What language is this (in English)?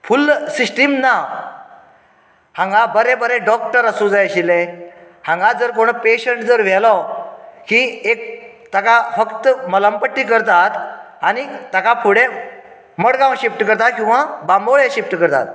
Konkani